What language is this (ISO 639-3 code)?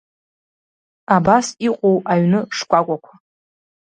abk